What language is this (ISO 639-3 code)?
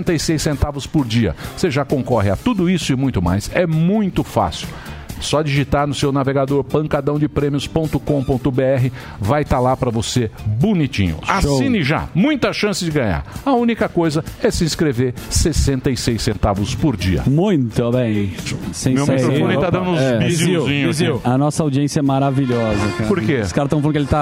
por